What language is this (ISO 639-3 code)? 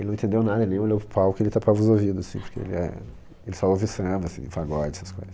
por